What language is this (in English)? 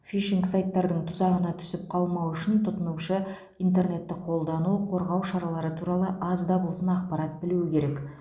Kazakh